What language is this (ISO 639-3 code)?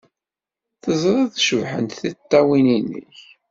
kab